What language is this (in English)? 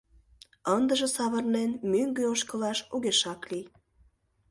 Mari